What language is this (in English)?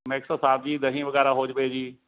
Punjabi